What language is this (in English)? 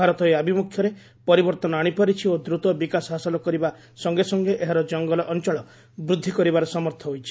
Odia